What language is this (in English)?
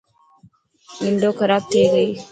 Dhatki